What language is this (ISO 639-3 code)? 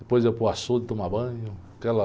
por